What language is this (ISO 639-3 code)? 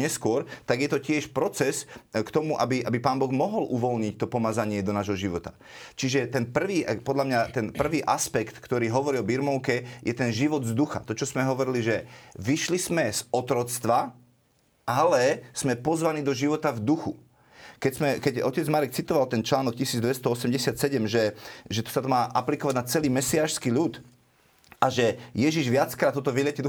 slk